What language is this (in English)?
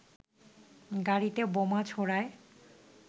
Bangla